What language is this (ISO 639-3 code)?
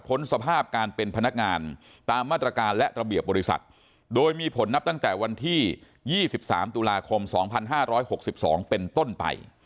tha